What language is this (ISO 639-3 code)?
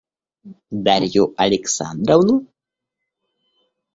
rus